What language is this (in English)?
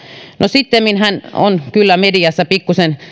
Finnish